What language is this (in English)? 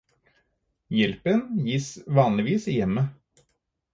Norwegian Bokmål